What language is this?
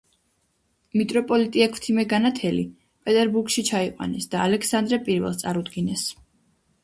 Georgian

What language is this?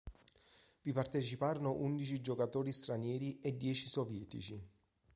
Italian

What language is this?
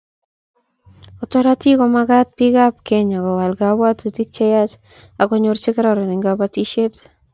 Kalenjin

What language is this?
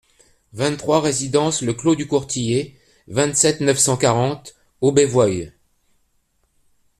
French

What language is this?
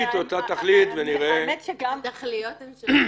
Hebrew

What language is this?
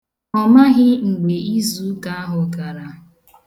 Igbo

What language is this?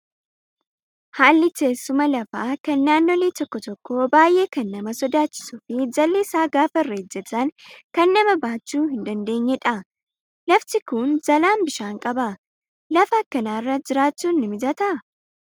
Oromo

